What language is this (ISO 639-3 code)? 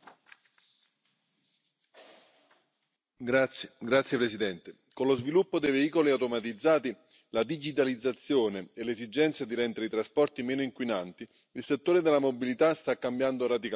ron